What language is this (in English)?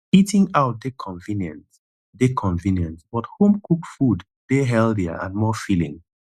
Nigerian Pidgin